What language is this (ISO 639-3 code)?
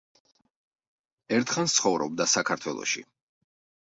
kat